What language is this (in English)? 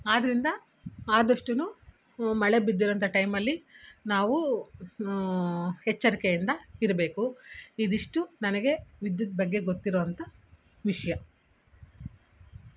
Kannada